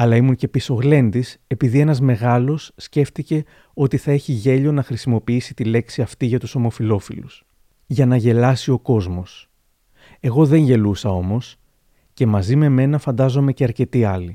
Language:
Greek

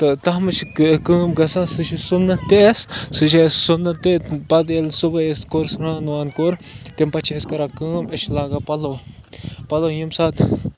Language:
Kashmiri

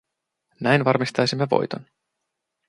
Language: Finnish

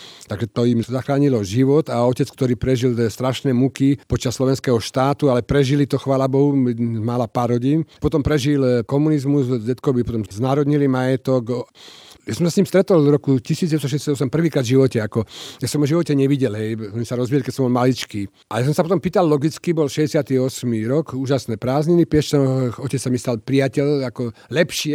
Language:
Slovak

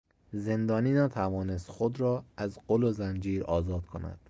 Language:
Persian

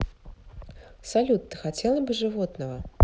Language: Russian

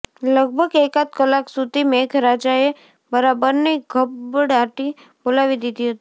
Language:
Gujarati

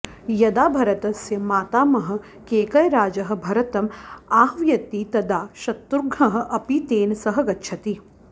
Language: Sanskrit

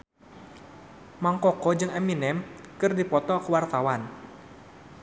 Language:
Sundanese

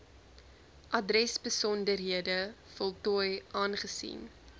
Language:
Afrikaans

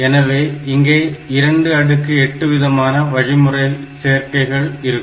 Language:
Tamil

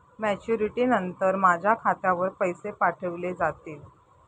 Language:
Marathi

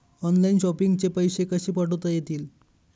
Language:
Marathi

